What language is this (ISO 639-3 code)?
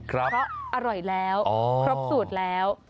tha